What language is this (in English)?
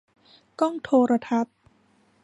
Thai